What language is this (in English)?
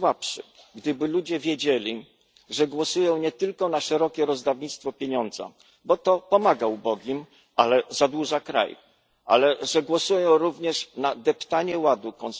Polish